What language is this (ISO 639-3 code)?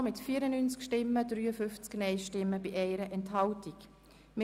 gsw